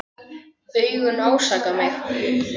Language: Icelandic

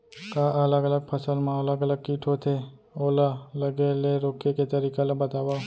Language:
Chhattisgarhi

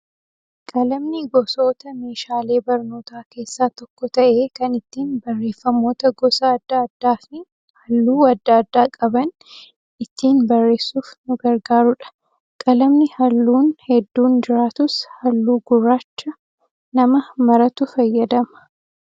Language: Oromo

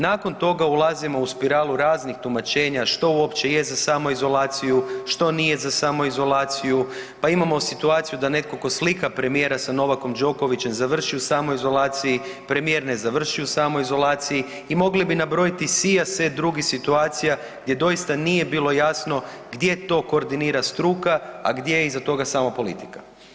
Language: Croatian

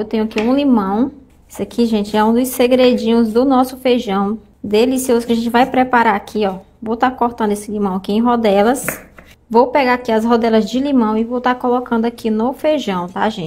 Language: Portuguese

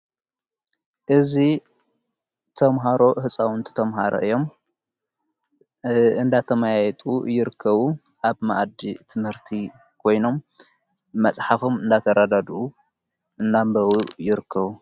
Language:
Tigrinya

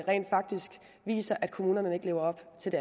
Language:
Danish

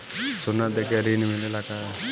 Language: Bhojpuri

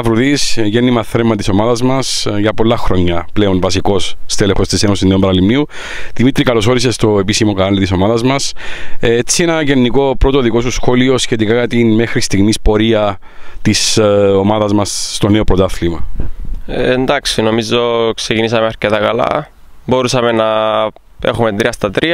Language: Greek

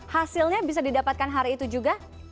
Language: Indonesian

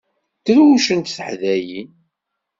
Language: Kabyle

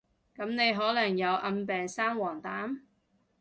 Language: Cantonese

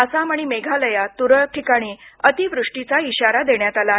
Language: Marathi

